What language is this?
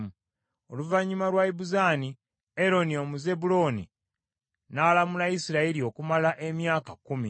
Ganda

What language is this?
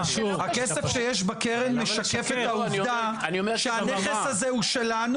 Hebrew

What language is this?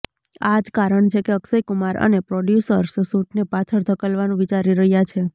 Gujarati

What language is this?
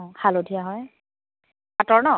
Assamese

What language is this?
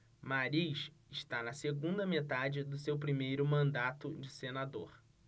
Portuguese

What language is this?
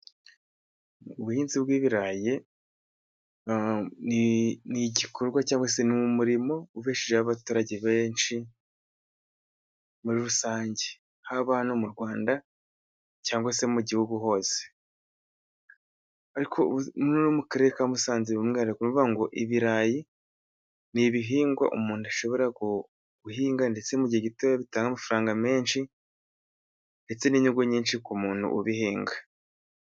Kinyarwanda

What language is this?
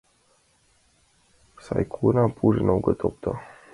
Mari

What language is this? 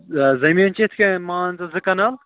Kashmiri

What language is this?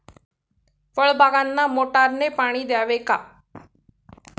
Marathi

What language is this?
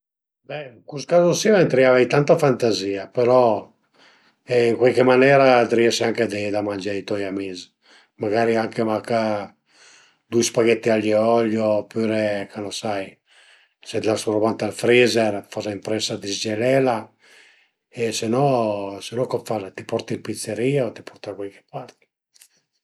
Piedmontese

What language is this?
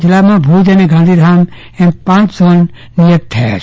Gujarati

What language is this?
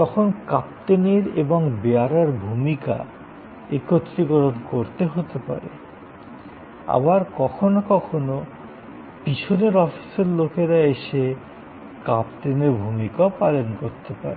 Bangla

